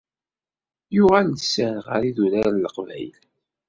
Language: Kabyle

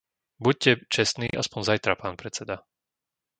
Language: Slovak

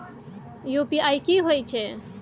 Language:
Maithili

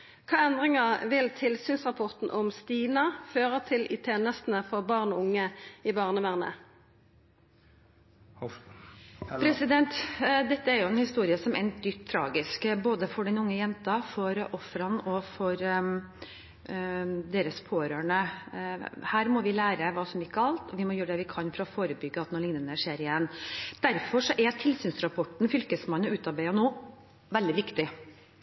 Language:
Norwegian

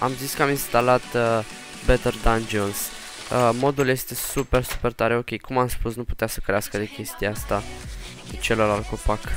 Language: Romanian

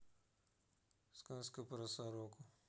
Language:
Russian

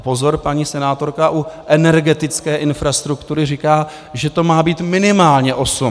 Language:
Czech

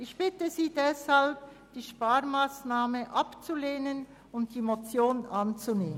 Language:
Swiss German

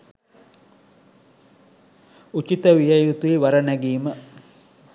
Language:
Sinhala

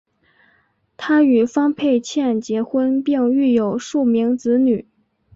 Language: Chinese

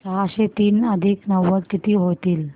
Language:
Marathi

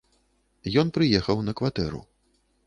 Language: Belarusian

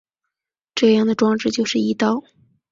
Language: Chinese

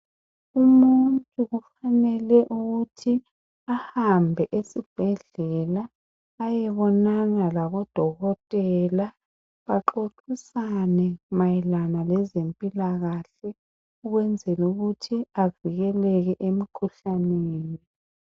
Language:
North Ndebele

